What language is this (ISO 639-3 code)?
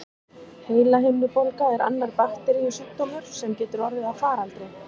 isl